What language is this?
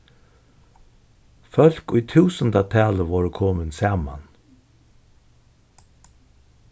Faroese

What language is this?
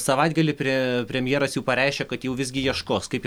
Lithuanian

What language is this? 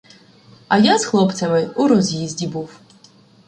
Ukrainian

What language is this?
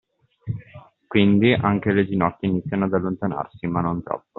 Italian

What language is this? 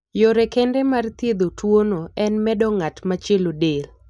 Luo (Kenya and Tanzania)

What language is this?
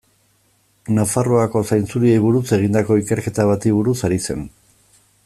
Basque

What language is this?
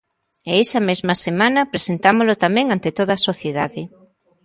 Galician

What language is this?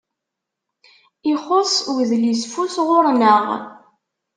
Kabyle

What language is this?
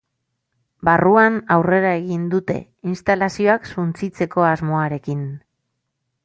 Basque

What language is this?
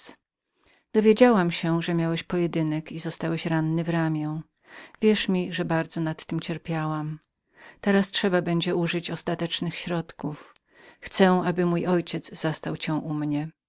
Polish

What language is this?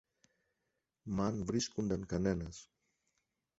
Greek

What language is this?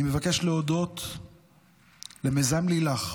Hebrew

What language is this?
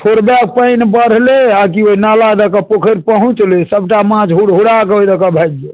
Maithili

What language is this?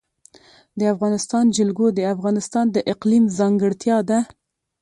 Pashto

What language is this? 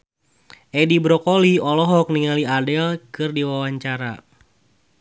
Sundanese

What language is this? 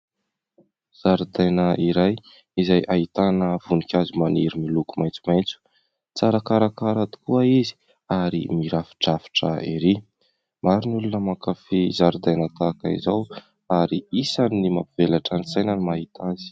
Malagasy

